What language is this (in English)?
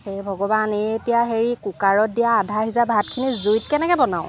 Assamese